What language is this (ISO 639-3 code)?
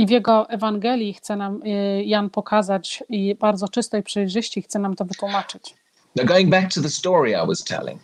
pol